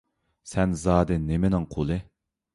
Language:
Uyghur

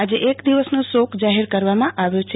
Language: Gujarati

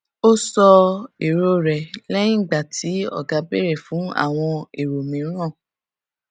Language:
Yoruba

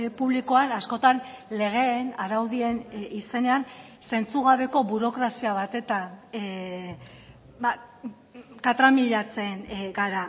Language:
Basque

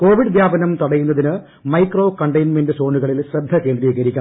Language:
Malayalam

